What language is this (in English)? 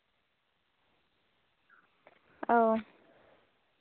Santali